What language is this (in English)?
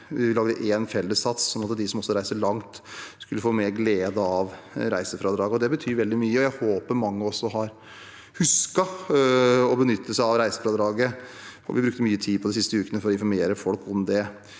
Norwegian